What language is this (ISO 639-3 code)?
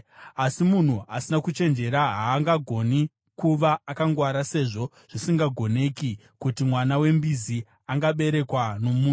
sna